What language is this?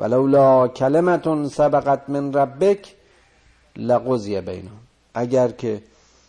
Persian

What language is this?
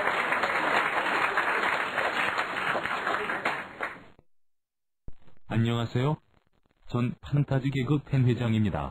Korean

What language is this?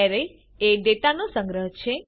Gujarati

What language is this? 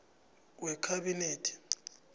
South Ndebele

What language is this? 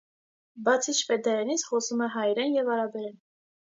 Armenian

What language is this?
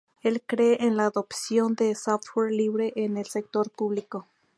Spanish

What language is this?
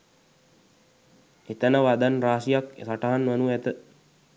Sinhala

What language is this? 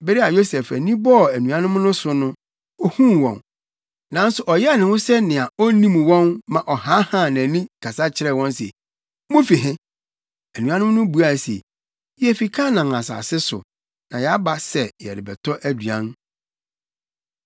Akan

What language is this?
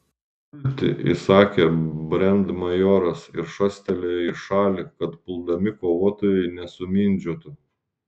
Lithuanian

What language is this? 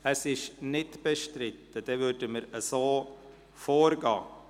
Swiss German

